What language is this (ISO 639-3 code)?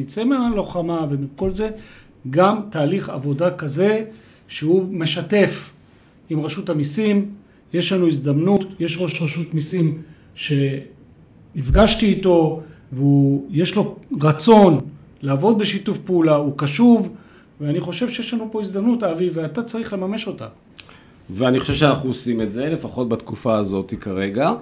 heb